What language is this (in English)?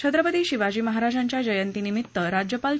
Marathi